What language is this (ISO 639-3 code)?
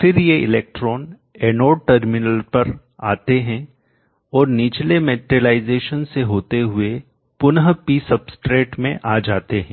hin